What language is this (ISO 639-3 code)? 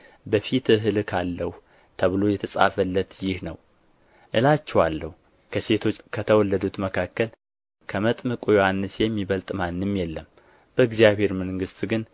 amh